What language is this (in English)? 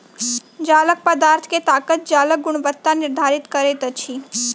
Maithili